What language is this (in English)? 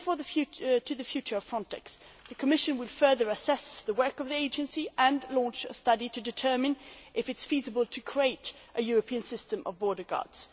English